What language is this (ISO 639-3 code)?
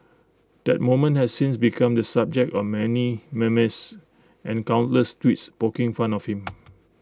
eng